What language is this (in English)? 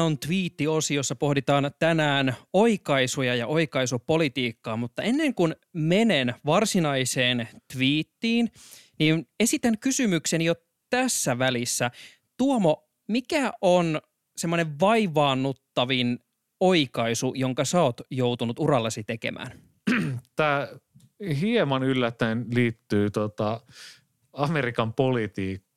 Finnish